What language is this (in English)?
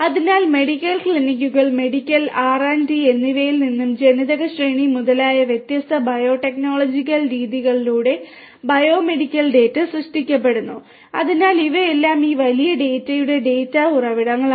Malayalam